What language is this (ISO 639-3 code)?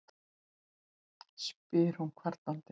isl